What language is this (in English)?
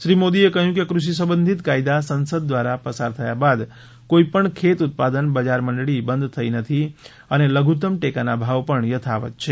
Gujarati